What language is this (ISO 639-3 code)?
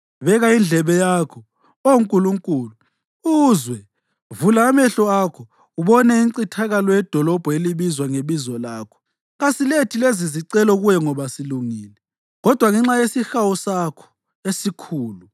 nde